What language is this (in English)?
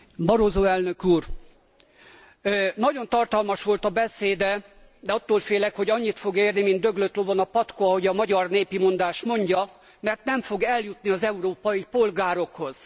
Hungarian